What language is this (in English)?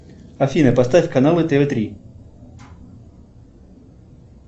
Russian